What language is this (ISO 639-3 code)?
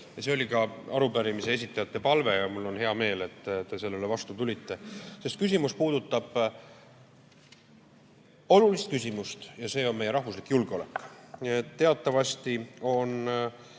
est